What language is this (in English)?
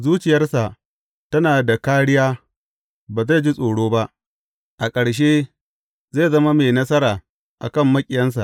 Hausa